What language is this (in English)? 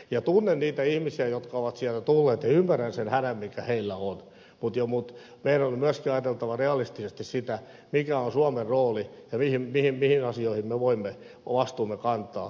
Finnish